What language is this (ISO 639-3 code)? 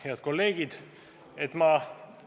est